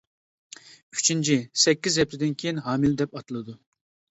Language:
Uyghur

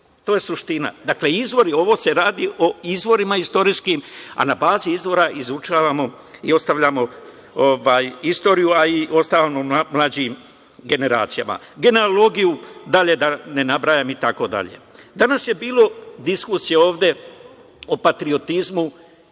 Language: Serbian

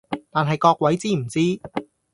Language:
Cantonese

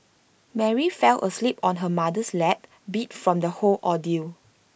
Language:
English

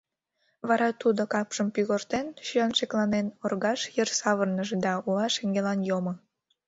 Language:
Mari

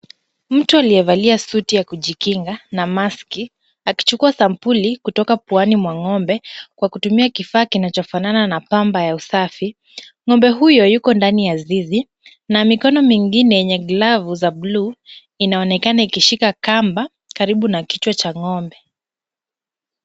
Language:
Swahili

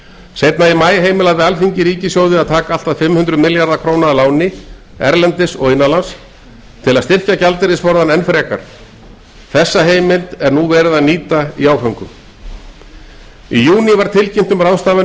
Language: Icelandic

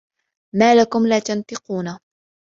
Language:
Arabic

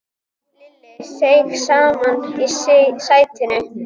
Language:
Icelandic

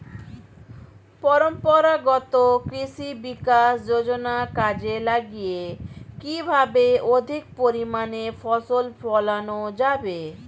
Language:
Bangla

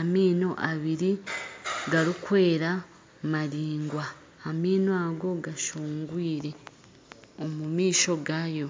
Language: Nyankole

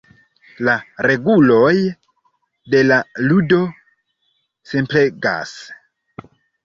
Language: Esperanto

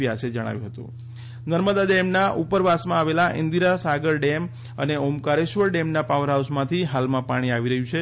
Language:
Gujarati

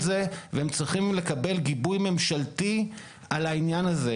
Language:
Hebrew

